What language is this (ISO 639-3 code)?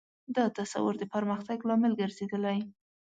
pus